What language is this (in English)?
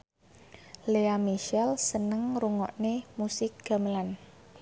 Javanese